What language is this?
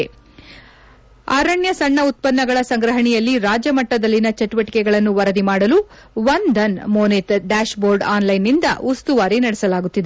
Kannada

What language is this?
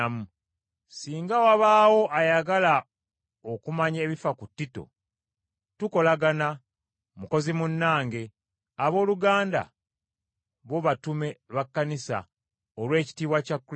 Ganda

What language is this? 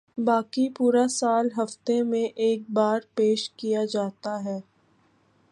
Urdu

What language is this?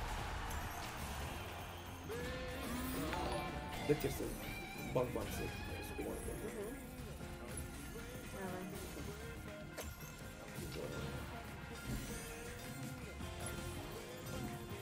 Romanian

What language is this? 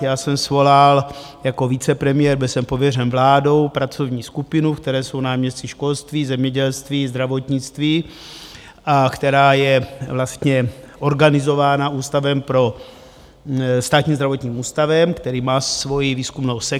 Czech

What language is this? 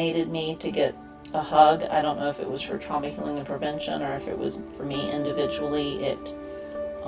English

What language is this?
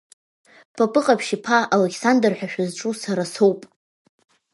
Abkhazian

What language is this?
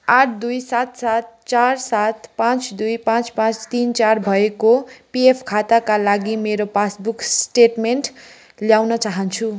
Nepali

